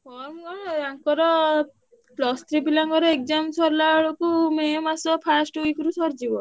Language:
Odia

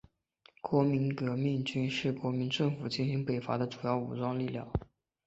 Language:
Chinese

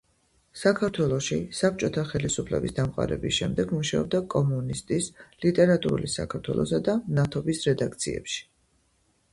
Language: Georgian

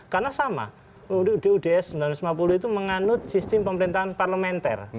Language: Indonesian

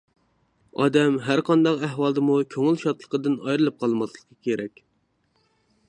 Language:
Uyghur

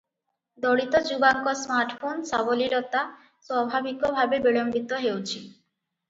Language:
Odia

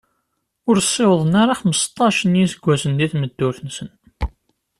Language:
Kabyle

